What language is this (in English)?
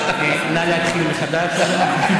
Hebrew